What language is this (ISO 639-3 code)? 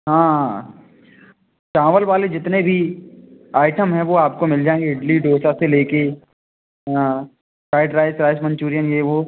hin